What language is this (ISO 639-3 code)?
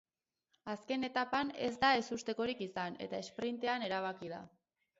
eus